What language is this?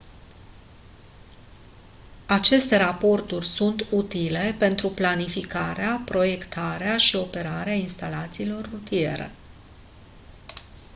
Romanian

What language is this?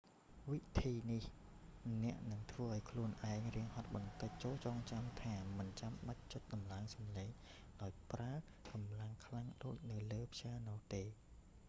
Khmer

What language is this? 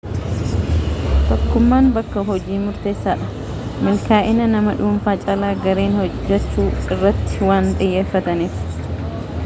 Oromo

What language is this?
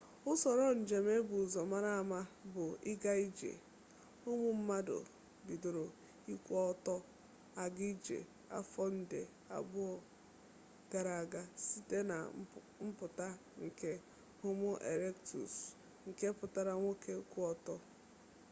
Igbo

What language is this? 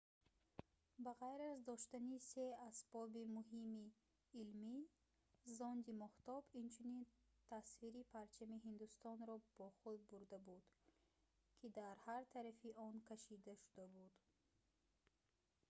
Tajik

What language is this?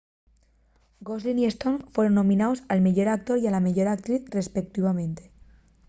Asturian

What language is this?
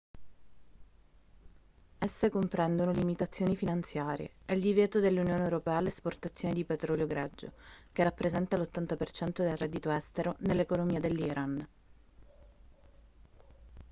Italian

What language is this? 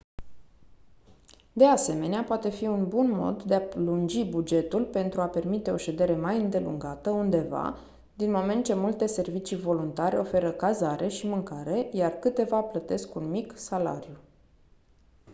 Romanian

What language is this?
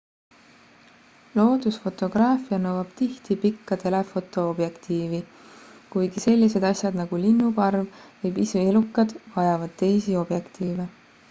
Estonian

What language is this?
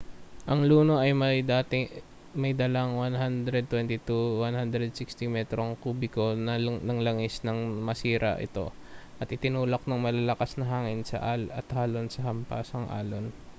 Filipino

